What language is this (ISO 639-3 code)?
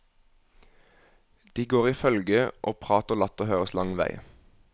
nor